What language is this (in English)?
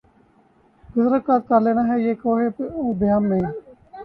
Urdu